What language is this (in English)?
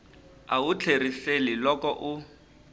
Tsonga